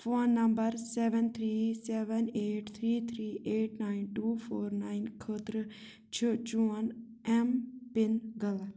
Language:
Kashmiri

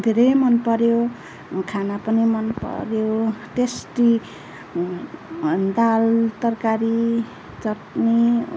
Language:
Nepali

